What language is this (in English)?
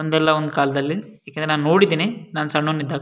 Kannada